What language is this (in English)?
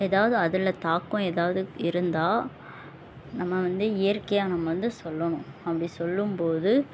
Tamil